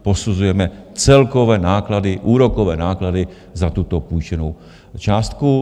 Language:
Czech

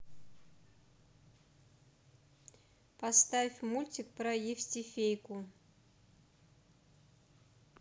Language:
Russian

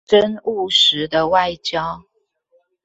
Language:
Chinese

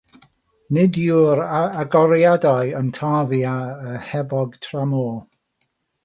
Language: Welsh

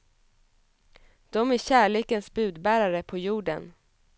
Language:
Swedish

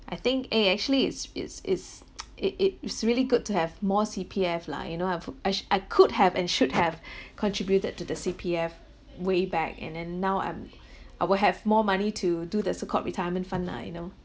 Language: English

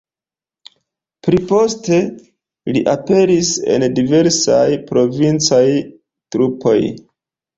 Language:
Esperanto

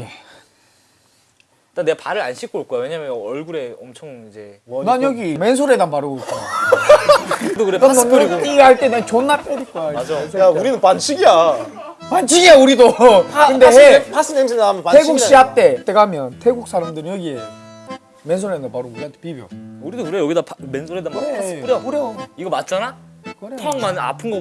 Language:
Korean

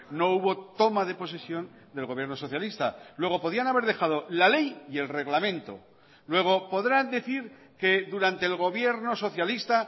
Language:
Spanish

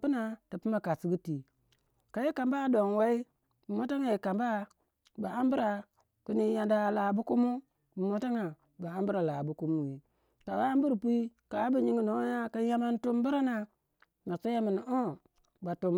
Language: Waja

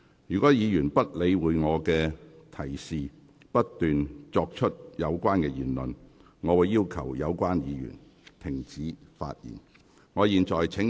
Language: Cantonese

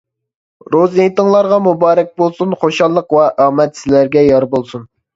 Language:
Uyghur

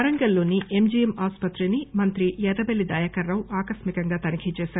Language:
Telugu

